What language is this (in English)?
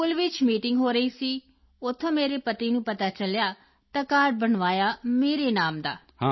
Punjabi